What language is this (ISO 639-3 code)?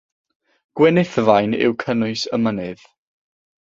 cym